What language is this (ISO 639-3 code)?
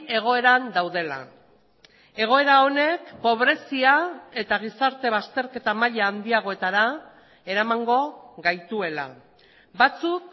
eus